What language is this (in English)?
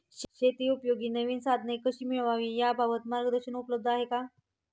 Marathi